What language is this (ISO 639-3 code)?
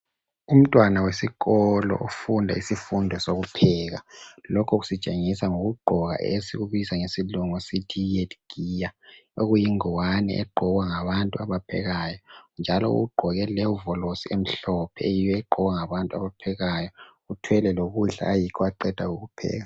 nde